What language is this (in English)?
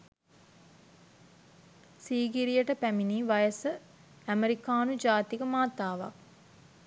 Sinhala